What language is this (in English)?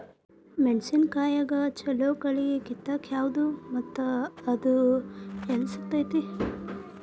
Kannada